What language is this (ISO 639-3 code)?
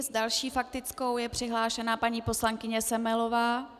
ces